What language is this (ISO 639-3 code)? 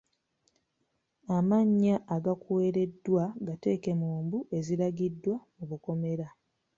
lug